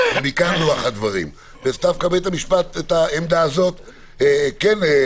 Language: Hebrew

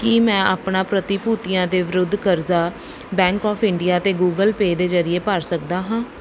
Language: Punjabi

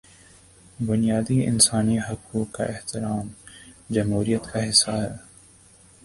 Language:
Urdu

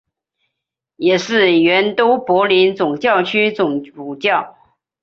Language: Chinese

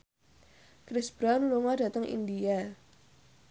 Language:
Javanese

